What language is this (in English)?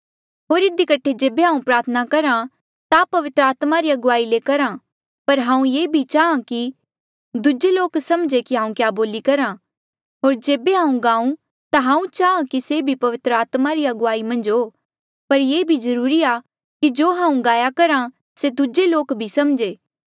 Mandeali